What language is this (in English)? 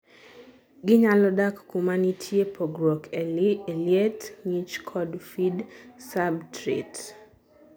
Luo (Kenya and Tanzania)